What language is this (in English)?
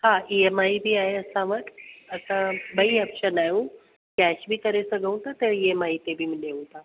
Sindhi